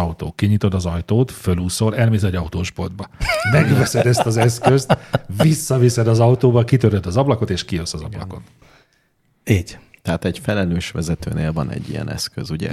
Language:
Hungarian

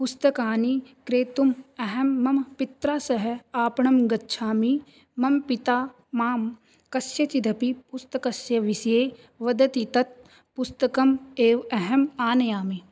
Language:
Sanskrit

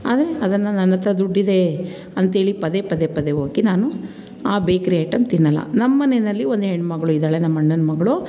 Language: Kannada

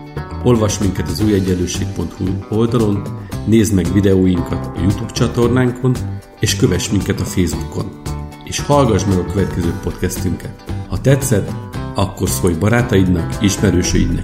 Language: Hungarian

